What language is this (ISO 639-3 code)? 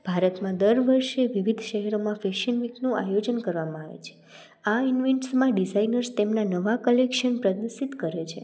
guj